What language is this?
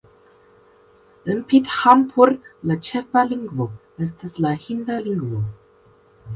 Esperanto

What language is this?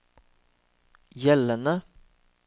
Norwegian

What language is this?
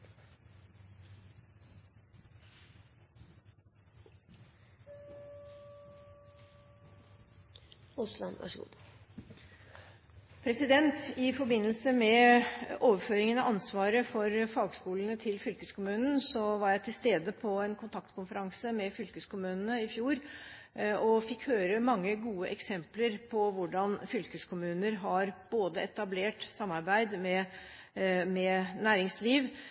Norwegian Bokmål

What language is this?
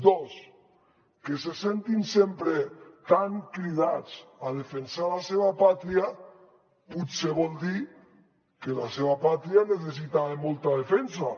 Catalan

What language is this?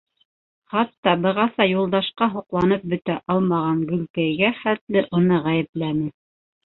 Bashkir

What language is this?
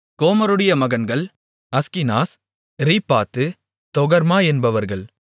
Tamil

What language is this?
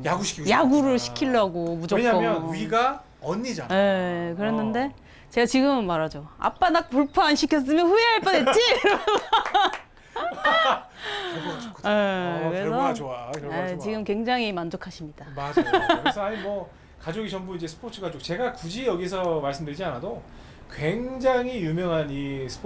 Korean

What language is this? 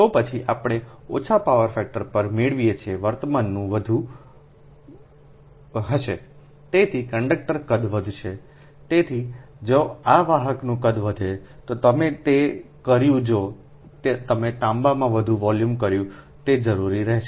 Gujarati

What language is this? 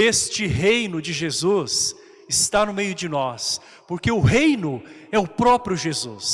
Portuguese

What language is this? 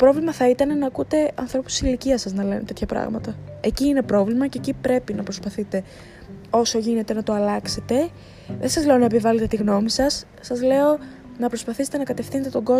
Greek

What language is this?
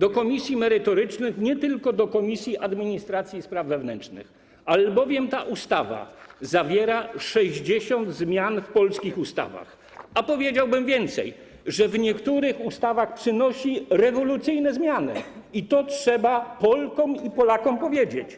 Polish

